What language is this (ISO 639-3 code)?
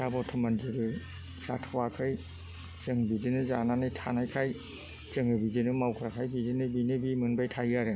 brx